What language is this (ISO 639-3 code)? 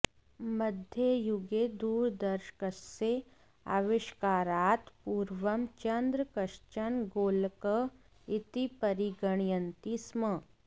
san